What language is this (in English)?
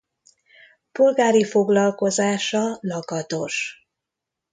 Hungarian